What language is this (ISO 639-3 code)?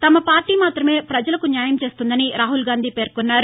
tel